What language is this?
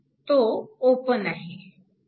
Marathi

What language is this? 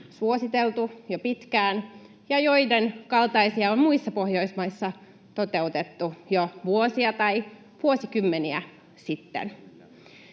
Finnish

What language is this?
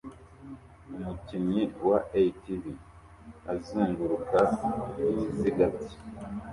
Kinyarwanda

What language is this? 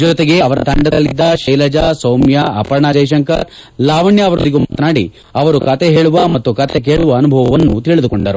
Kannada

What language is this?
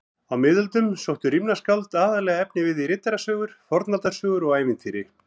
Icelandic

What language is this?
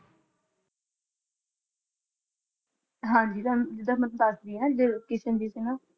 Punjabi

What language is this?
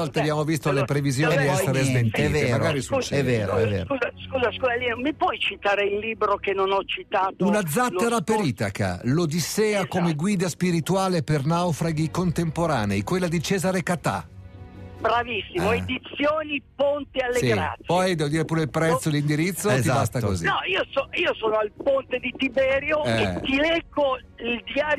Italian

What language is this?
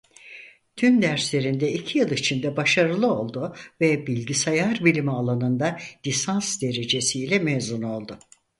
Turkish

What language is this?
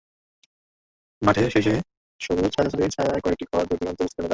Bangla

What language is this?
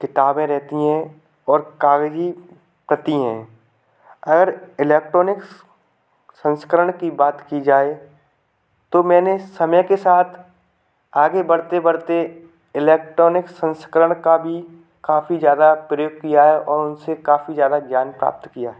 Hindi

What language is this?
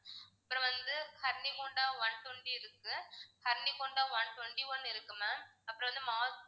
Tamil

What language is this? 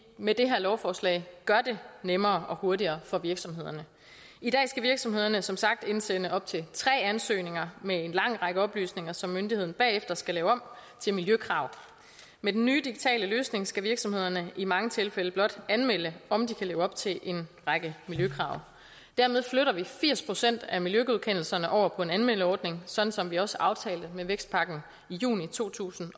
Danish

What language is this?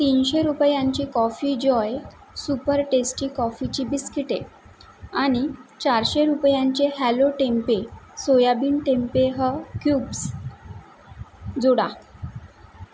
Marathi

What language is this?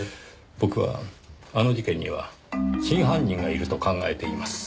Japanese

